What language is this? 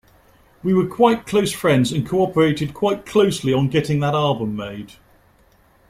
English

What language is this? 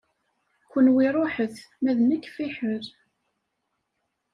Kabyle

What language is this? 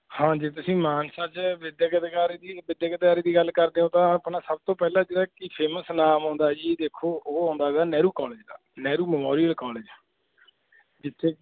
Punjabi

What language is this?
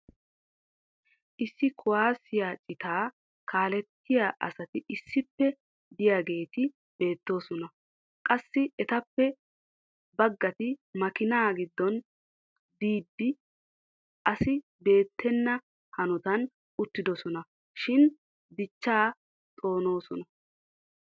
Wolaytta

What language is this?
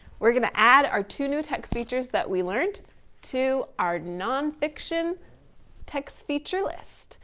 English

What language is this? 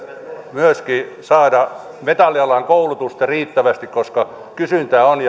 Finnish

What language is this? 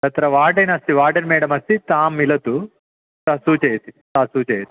Sanskrit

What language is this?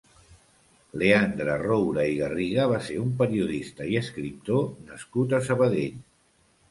Catalan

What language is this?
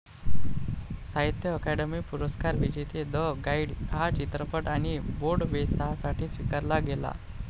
Marathi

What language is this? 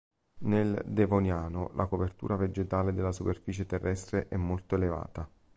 Italian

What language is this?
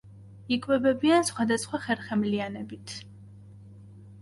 Georgian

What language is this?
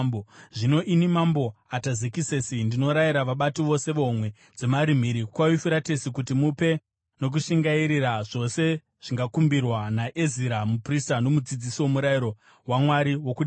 Shona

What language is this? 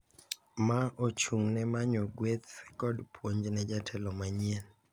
Luo (Kenya and Tanzania)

